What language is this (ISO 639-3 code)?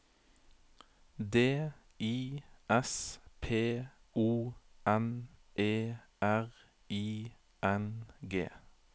nor